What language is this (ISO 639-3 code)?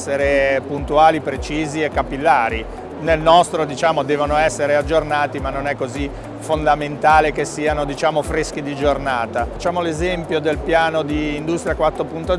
ita